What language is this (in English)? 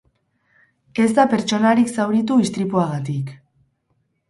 Basque